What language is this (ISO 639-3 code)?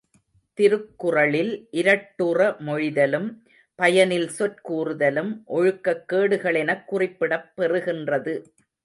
tam